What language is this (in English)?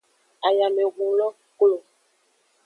Aja (Benin)